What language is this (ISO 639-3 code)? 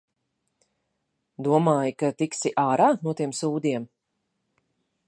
lav